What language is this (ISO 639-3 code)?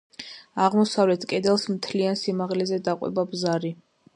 kat